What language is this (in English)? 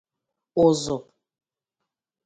Igbo